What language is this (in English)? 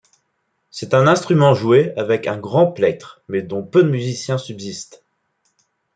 French